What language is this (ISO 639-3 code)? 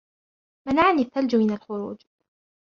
ara